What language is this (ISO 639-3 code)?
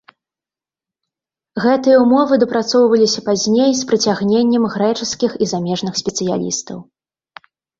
bel